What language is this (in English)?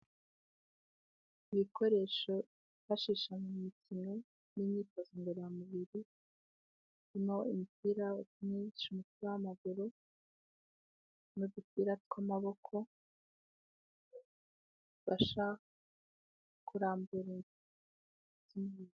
Kinyarwanda